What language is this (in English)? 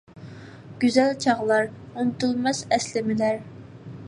Uyghur